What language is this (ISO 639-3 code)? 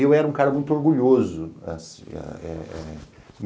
por